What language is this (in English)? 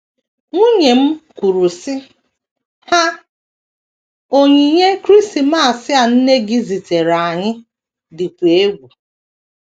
Igbo